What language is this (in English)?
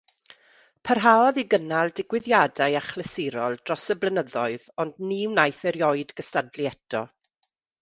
Welsh